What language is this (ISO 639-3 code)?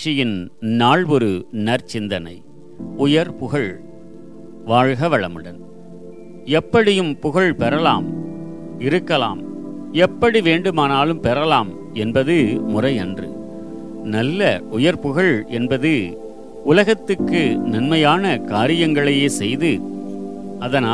tam